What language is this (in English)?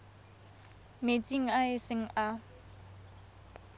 Tswana